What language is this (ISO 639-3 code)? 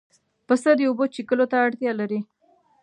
pus